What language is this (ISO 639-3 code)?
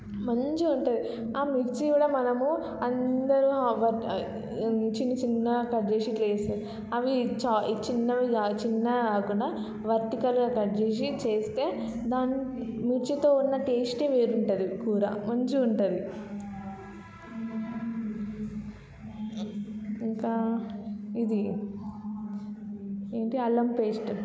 tel